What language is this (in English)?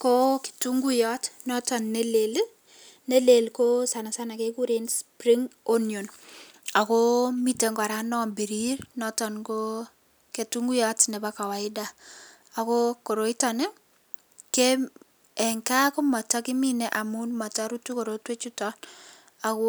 Kalenjin